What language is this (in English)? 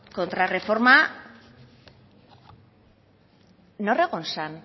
Basque